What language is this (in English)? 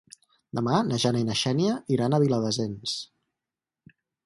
Catalan